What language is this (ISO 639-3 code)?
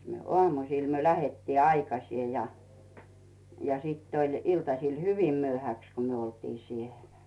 fin